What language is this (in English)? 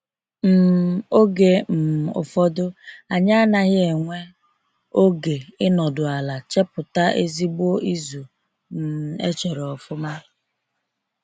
Igbo